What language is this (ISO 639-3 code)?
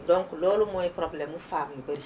wol